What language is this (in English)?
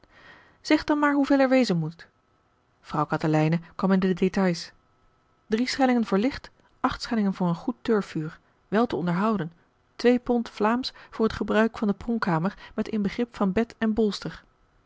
Dutch